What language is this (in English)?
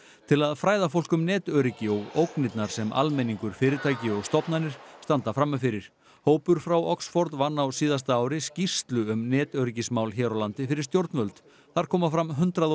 Icelandic